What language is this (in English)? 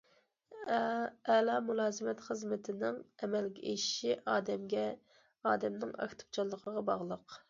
Uyghur